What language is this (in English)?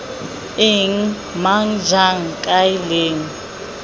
Tswana